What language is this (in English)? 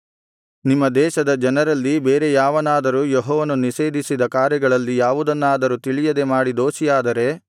Kannada